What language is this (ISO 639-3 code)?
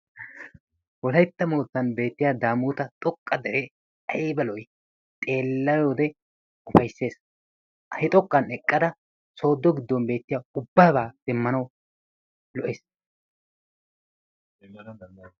wal